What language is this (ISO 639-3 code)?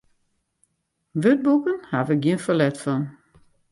fry